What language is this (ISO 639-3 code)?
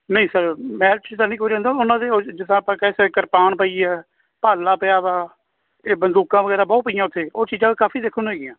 pan